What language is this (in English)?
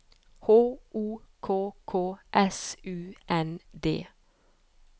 Norwegian